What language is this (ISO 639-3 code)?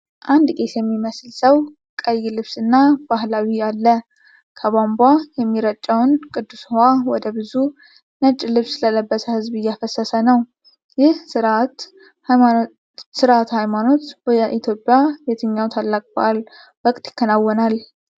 amh